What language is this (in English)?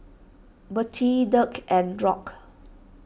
English